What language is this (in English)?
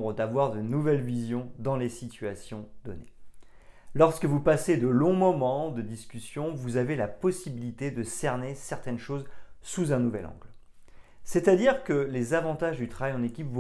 French